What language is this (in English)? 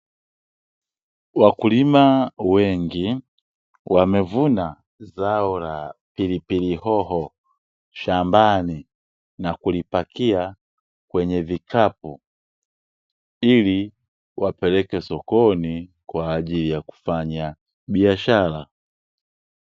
Swahili